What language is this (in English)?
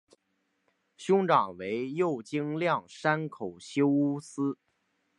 Chinese